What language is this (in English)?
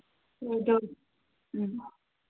Manipuri